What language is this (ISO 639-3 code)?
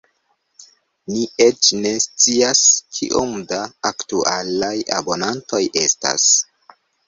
epo